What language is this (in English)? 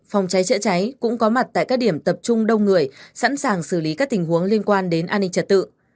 Vietnamese